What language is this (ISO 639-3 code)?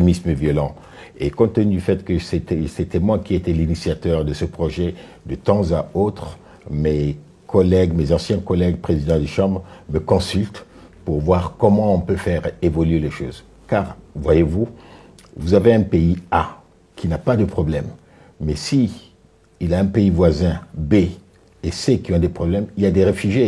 fra